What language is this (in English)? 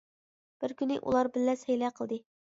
Uyghur